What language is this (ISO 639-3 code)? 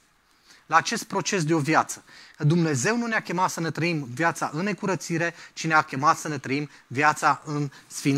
ron